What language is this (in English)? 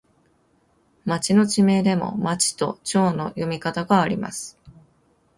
Japanese